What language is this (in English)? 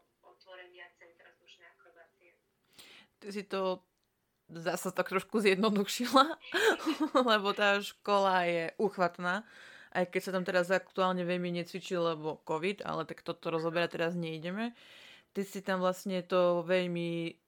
Slovak